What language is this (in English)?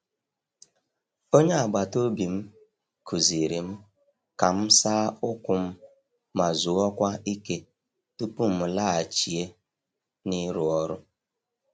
Igbo